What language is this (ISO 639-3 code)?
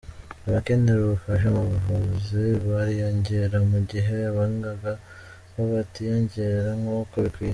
kin